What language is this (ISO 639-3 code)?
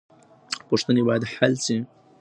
pus